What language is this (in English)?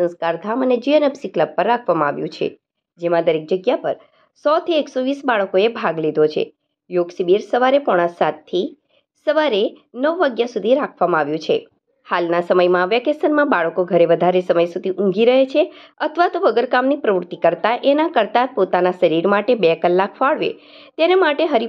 Gujarati